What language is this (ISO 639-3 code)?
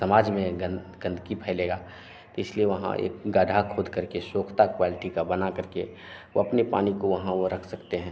hin